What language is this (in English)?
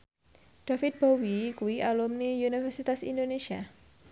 Javanese